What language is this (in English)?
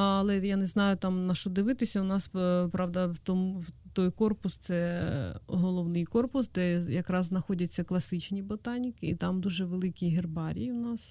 Ukrainian